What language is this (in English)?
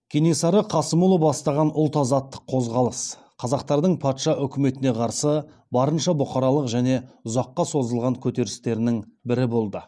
Kazakh